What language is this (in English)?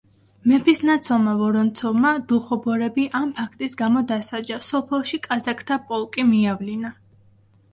Georgian